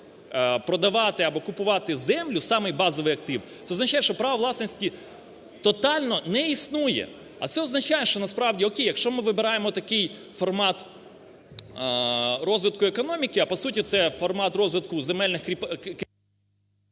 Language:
Ukrainian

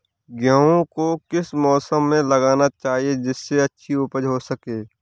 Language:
Hindi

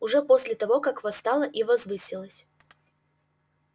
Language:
Russian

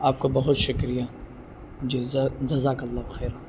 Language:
Urdu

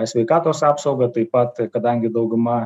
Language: Lithuanian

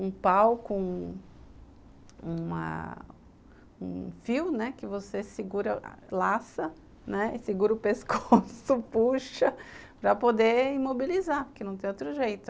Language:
Portuguese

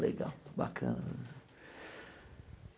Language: Portuguese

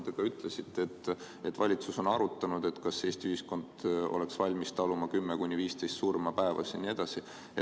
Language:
Estonian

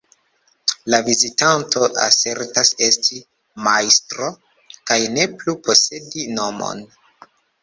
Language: Esperanto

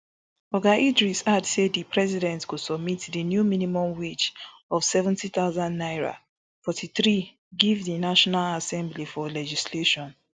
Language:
Nigerian Pidgin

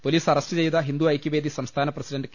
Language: Malayalam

